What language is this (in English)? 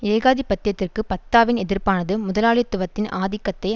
Tamil